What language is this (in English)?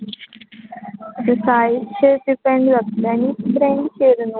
Konkani